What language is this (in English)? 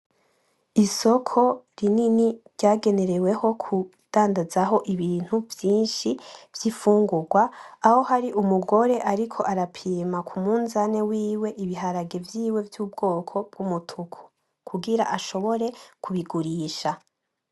Rundi